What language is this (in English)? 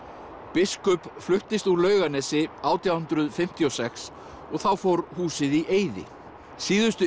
Icelandic